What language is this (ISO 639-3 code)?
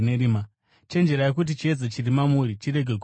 sna